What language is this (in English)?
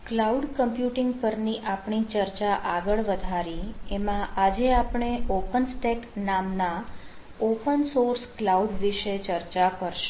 Gujarati